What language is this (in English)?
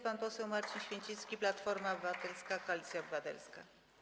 Polish